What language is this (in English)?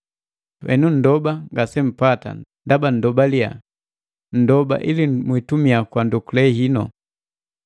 Matengo